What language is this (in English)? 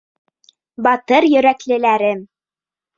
Bashkir